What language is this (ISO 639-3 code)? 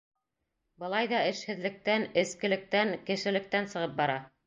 bak